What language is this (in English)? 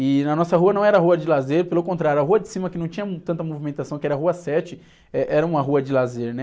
Portuguese